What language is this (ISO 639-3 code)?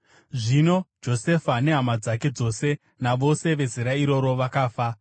sna